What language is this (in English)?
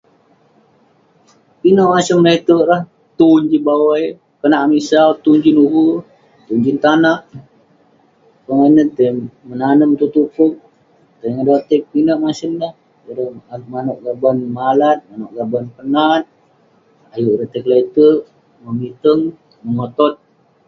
Western Penan